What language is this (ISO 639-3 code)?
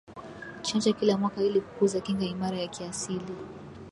swa